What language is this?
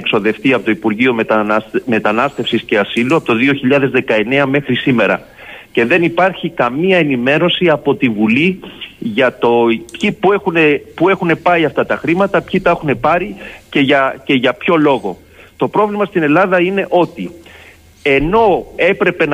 Greek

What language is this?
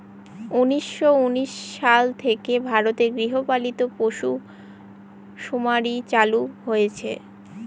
Bangla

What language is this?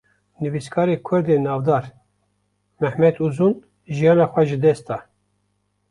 Kurdish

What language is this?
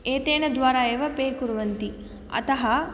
Sanskrit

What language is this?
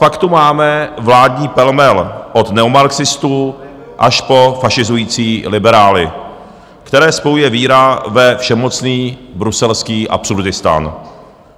Czech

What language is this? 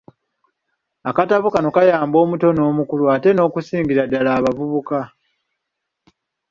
Ganda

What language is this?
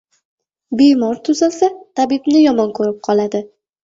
Uzbek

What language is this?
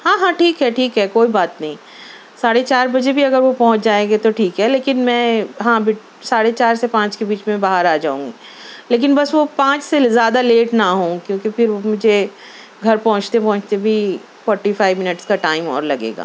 Urdu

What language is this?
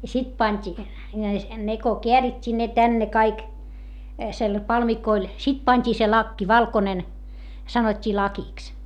Finnish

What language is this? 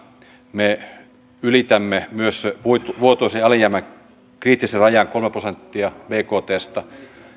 Finnish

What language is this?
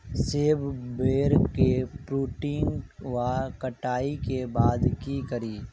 Maithili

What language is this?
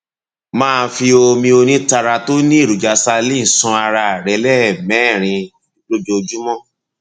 Yoruba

